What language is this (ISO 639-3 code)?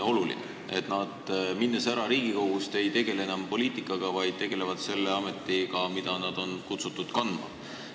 est